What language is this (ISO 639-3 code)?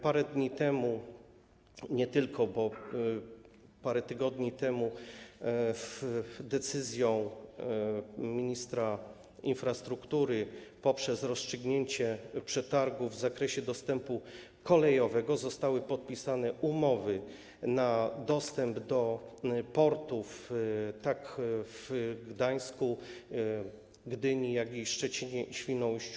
pol